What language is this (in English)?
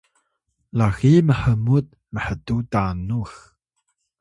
Atayal